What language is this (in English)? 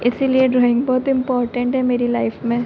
Hindi